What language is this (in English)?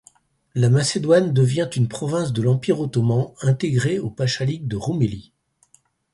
French